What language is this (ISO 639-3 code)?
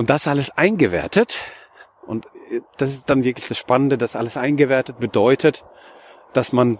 deu